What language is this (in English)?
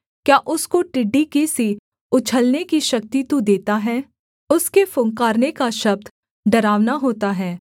Hindi